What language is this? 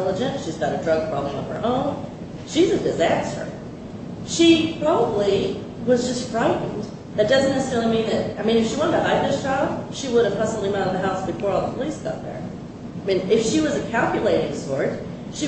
English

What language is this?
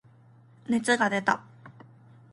Japanese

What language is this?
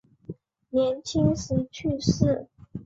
Chinese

